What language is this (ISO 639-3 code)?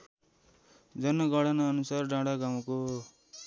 nep